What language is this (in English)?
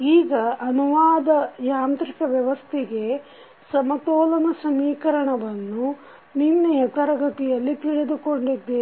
Kannada